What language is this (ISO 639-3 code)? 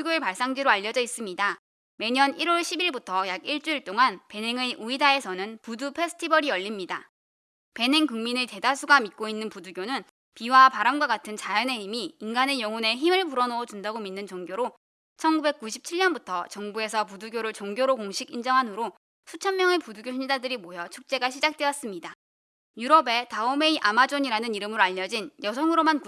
kor